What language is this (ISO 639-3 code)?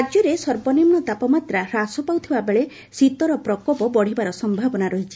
ori